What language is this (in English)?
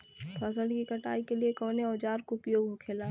Bhojpuri